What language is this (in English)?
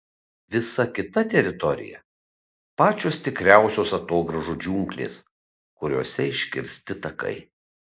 Lithuanian